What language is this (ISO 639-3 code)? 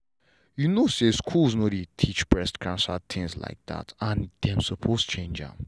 pcm